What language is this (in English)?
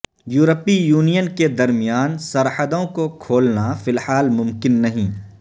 Urdu